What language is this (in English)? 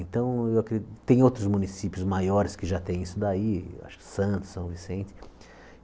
Portuguese